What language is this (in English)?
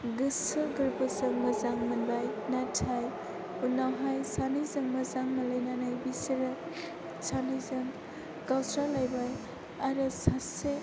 Bodo